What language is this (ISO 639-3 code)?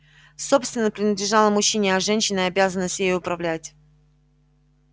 rus